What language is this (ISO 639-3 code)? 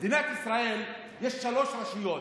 heb